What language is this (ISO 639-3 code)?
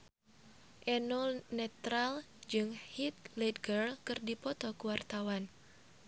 sun